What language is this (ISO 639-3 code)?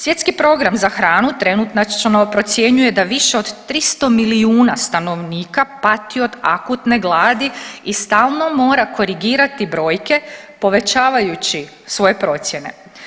hrv